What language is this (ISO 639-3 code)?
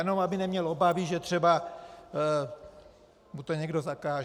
ces